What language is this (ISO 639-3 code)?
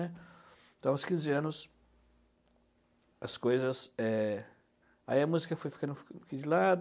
por